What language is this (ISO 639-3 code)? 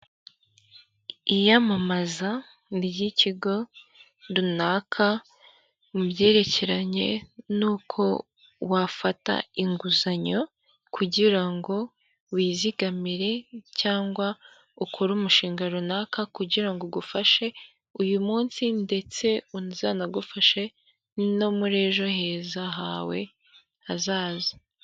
kin